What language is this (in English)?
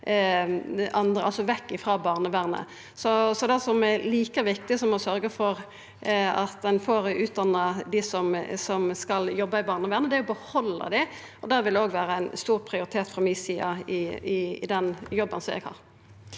Norwegian